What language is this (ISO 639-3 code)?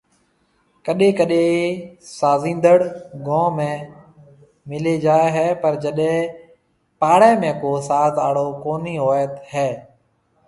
mve